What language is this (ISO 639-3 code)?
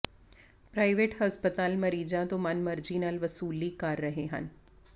pan